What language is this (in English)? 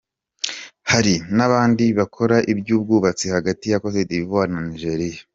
Kinyarwanda